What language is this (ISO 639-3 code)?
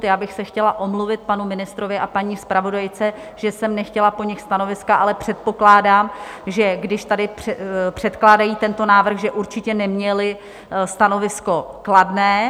ces